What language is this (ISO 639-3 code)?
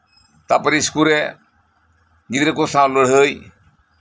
sat